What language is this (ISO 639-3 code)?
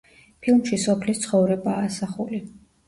kat